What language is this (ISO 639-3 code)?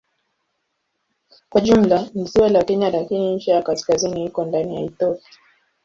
swa